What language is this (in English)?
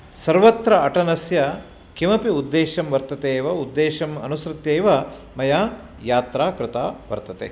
Sanskrit